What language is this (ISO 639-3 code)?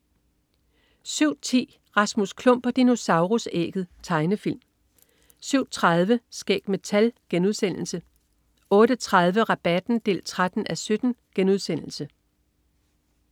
dan